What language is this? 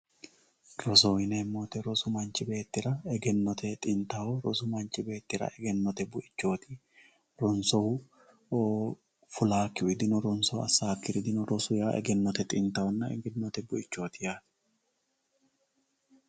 Sidamo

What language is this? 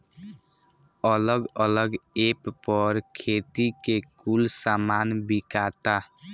Bhojpuri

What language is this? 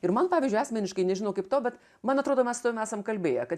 Lithuanian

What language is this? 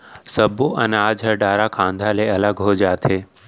Chhattisgarhi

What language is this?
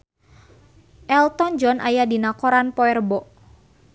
Sundanese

